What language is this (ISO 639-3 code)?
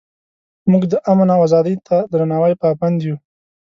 pus